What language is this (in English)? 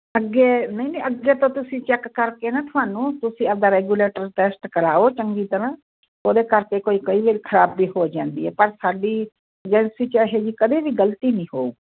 Punjabi